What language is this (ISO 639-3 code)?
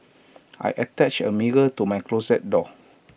eng